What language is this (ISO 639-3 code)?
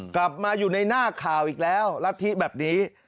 tha